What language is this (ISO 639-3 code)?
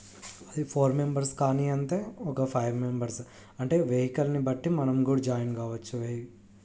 tel